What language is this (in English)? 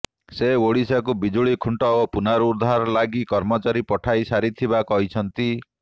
Odia